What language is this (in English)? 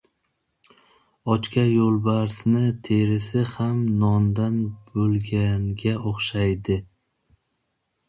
Uzbek